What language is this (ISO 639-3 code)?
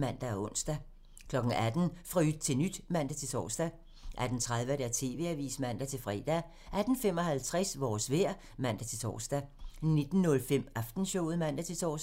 dan